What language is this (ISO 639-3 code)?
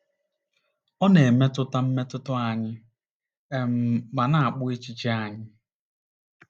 ibo